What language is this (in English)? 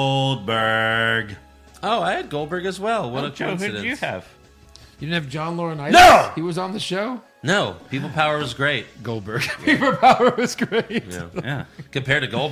English